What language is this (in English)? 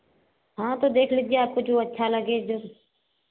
Hindi